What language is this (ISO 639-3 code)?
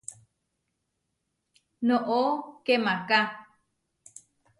var